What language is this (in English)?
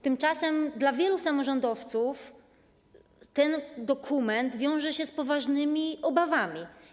Polish